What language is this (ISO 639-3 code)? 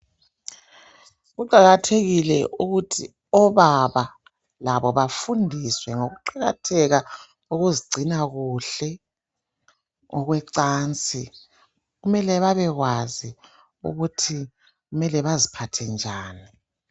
nde